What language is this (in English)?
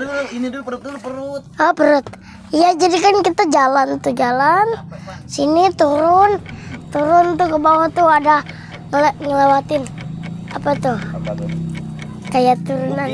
Indonesian